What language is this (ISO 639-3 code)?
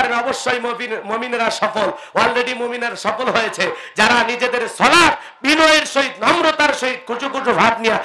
ara